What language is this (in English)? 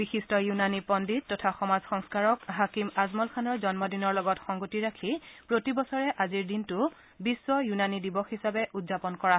Assamese